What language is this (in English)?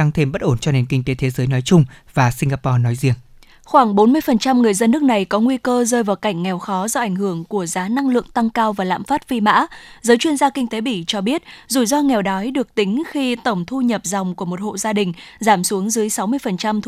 Vietnamese